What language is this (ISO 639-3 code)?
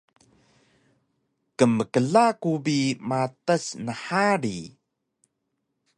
trv